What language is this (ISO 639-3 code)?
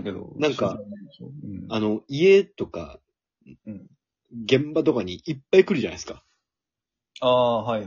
jpn